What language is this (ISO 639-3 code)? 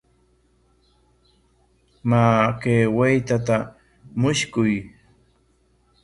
qwa